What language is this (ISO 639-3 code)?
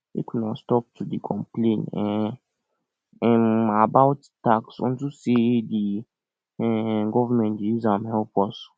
pcm